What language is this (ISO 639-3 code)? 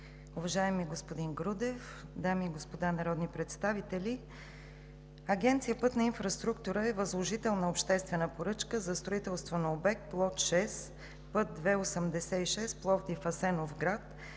bul